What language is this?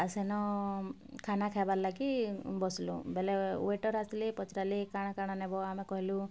Odia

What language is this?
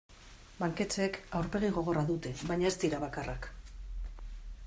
Basque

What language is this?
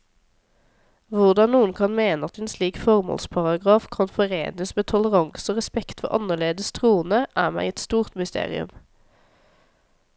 Norwegian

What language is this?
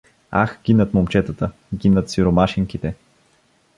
Bulgarian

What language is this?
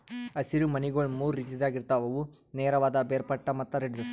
Kannada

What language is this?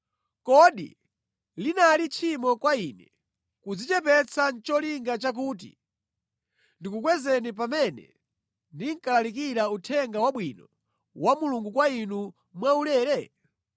Nyanja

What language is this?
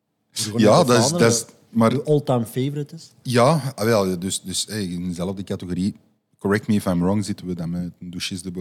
Dutch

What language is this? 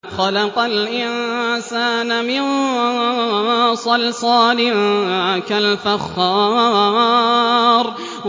Arabic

